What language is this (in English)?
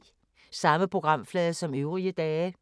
Danish